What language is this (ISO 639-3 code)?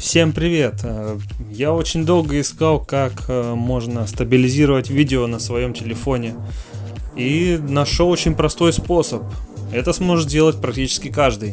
rus